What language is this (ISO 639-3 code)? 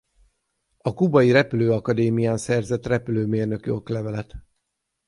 hun